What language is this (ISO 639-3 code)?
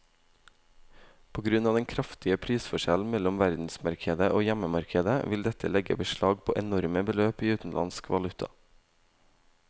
nor